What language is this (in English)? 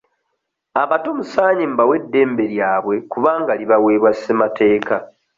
Ganda